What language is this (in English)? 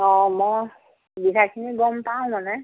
Assamese